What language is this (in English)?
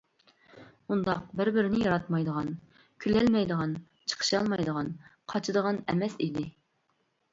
Uyghur